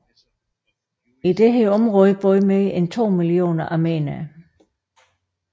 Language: Danish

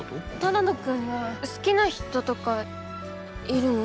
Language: Japanese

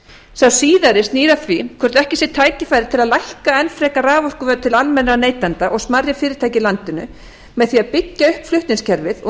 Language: Icelandic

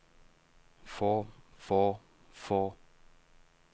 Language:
Norwegian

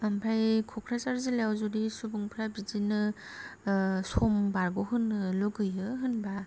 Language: Bodo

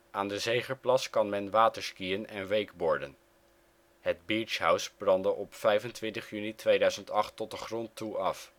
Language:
Dutch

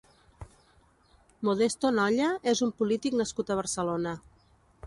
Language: Catalan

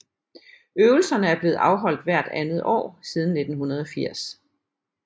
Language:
Danish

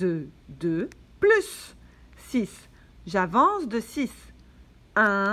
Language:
French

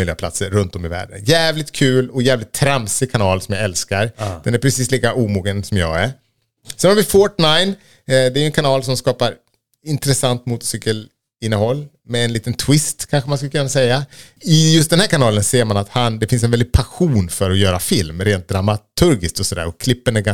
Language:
Swedish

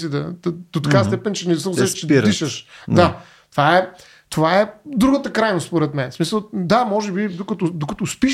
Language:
Bulgarian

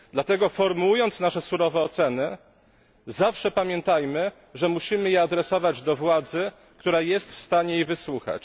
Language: Polish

